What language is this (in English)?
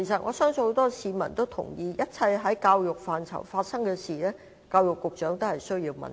Cantonese